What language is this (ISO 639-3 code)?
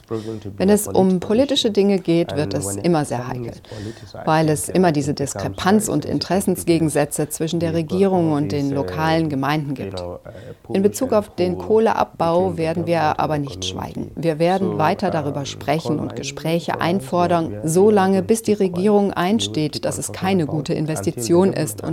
deu